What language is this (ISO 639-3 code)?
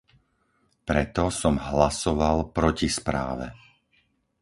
slk